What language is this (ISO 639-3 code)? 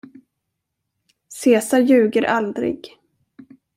swe